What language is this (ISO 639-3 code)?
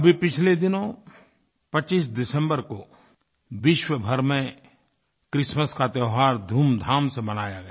hin